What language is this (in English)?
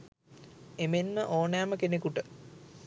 Sinhala